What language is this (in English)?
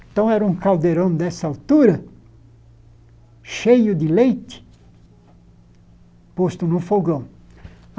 Portuguese